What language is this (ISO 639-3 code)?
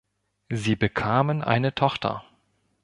deu